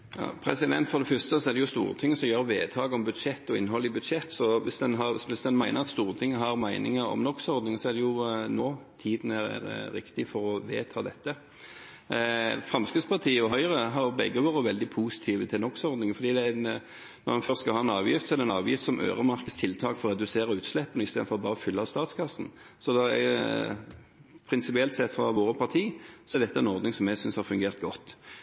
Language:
Norwegian Bokmål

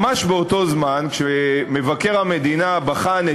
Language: Hebrew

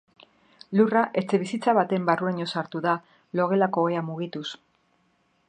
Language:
Basque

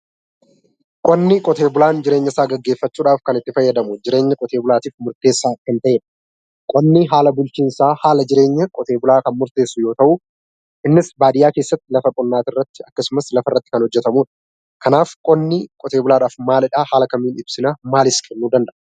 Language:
Oromo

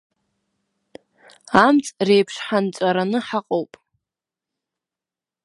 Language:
Abkhazian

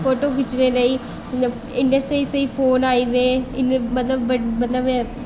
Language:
Dogri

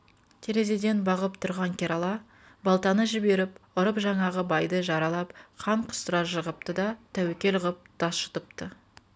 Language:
Kazakh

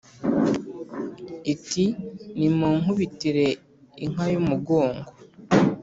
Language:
Kinyarwanda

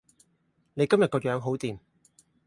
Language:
Cantonese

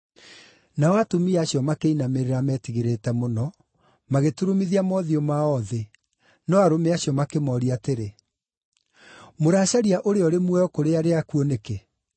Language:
Kikuyu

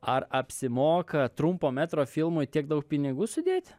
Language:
Lithuanian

